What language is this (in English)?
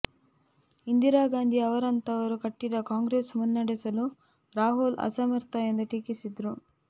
Kannada